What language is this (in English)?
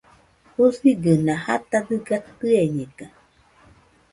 Nüpode Huitoto